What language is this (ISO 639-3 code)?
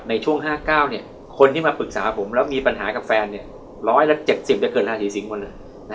tha